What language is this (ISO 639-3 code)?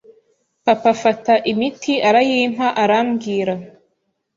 kin